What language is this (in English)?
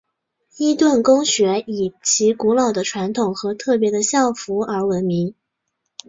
Chinese